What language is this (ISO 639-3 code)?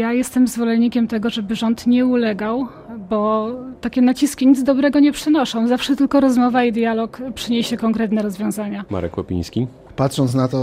pol